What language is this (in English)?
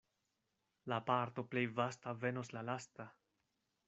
Esperanto